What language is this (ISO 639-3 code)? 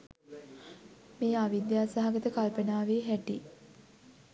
sin